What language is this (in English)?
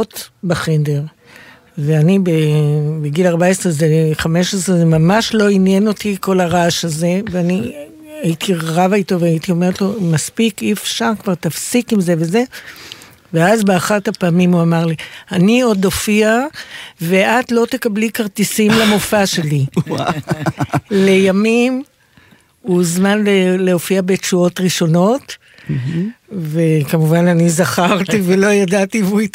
Hebrew